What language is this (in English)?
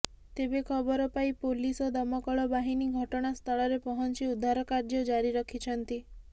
Odia